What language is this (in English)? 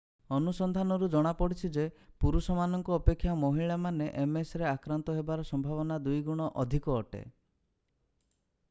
Odia